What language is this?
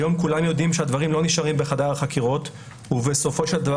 Hebrew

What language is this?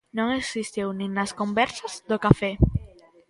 Galician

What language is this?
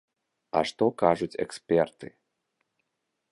Belarusian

